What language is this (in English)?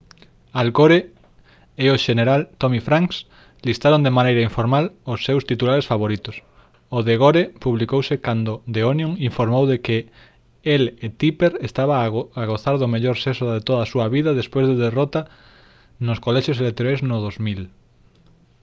Galician